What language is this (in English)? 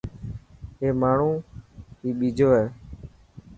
Dhatki